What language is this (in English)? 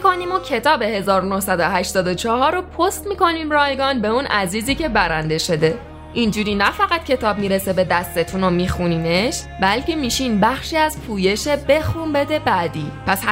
Persian